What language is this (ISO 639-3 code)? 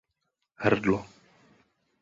ces